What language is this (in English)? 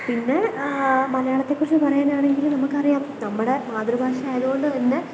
Malayalam